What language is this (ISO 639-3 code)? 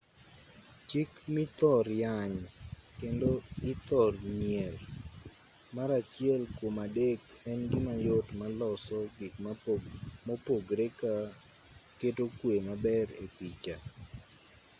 luo